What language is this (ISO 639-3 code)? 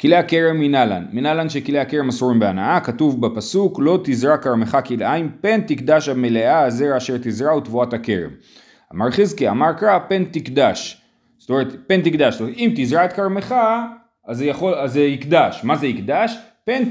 heb